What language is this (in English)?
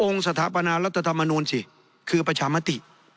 Thai